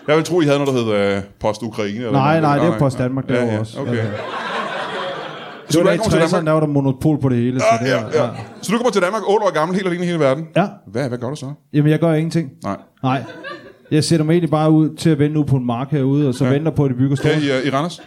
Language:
Danish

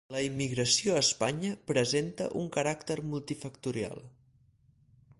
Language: Catalan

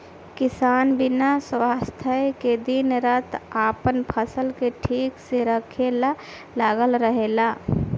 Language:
Bhojpuri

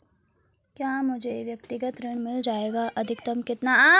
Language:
Hindi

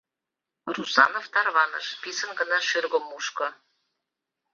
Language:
Mari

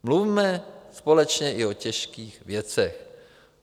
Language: Czech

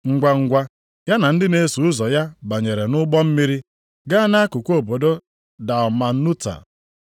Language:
Igbo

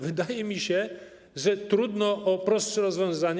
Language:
Polish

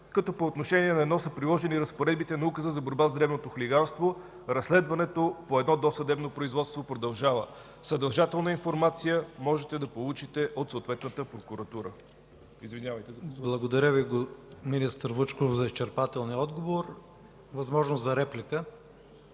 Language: Bulgarian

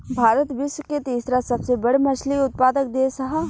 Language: Bhojpuri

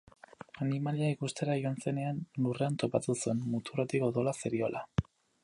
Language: Basque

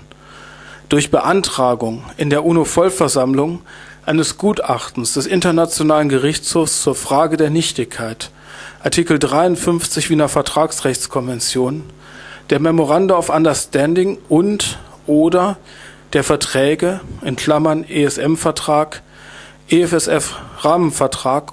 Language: German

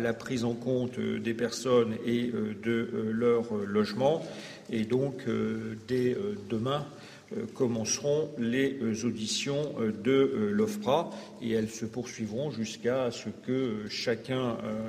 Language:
French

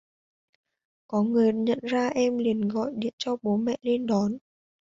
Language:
Vietnamese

